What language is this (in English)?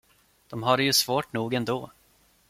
Swedish